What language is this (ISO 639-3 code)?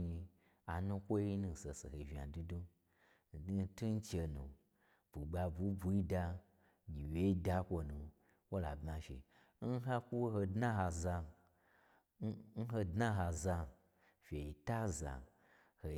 gbr